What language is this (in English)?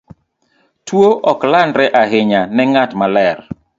Luo (Kenya and Tanzania)